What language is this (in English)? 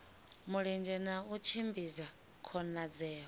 Venda